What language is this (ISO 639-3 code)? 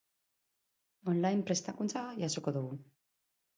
eus